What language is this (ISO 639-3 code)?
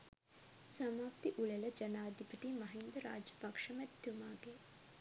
sin